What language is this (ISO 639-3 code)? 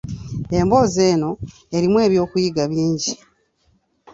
lug